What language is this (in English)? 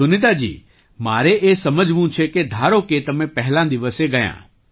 Gujarati